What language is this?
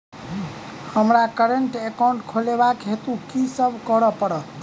Maithili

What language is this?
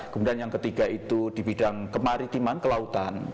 Indonesian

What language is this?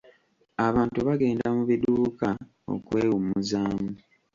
Ganda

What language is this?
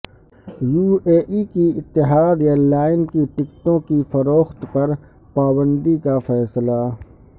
Urdu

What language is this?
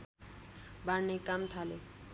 Nepali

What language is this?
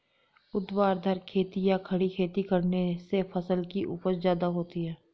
Hindi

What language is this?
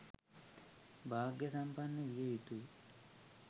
Sinhala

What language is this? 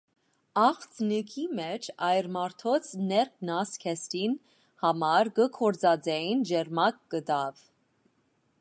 Armenian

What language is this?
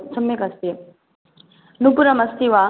Sanskrit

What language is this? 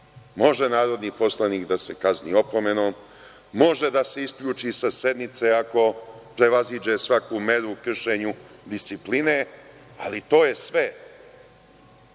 Serbian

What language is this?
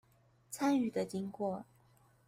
Chinese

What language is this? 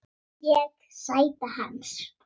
Icelandic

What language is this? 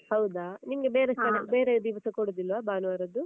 Kannada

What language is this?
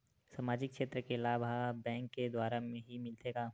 Chhattisgarhi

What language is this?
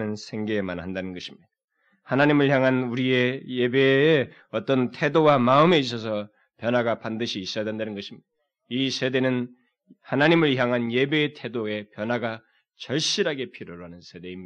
Korean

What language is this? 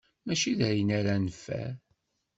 Kabyle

